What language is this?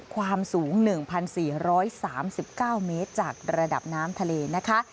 Thai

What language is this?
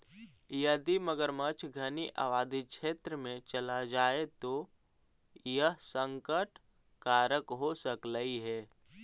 Magahi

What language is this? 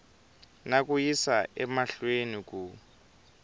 Tsonga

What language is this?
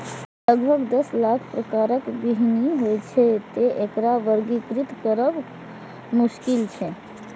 Maithili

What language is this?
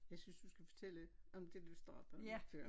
Danish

